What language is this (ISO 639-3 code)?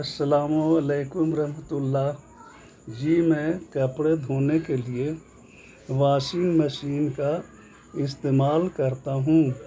urd